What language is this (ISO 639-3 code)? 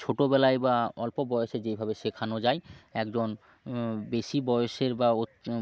ben